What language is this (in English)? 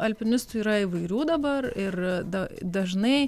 Lithuanian